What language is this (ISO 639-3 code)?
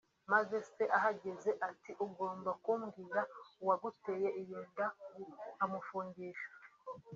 kin